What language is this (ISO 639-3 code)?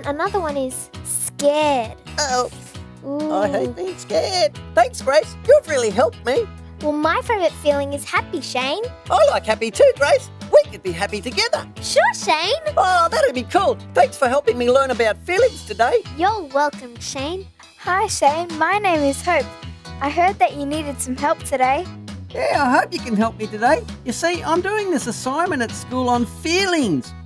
eng